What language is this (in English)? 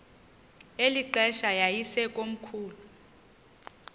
Xhosa